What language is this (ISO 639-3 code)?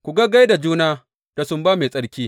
hau